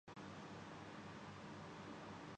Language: Urdu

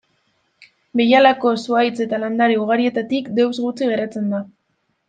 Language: Basque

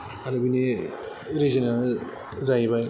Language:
Bodo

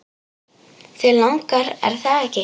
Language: Icelandic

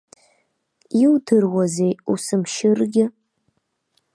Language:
Abkhazian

